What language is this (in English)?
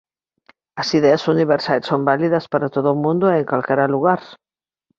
Galician